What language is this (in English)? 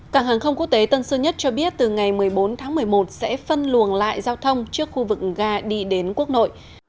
Vietnamese